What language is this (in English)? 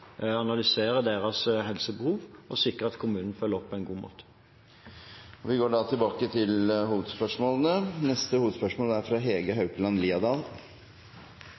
Norwegian